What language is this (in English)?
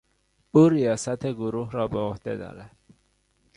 Persian